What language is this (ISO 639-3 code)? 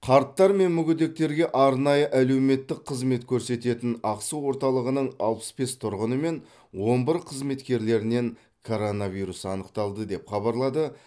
kaz